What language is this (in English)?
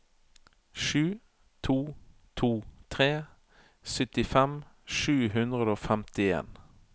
Norwegian